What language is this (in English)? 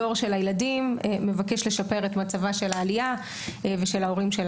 Hebrew